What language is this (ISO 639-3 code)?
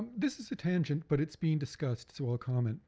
eng